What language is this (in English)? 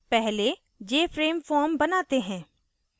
Hindi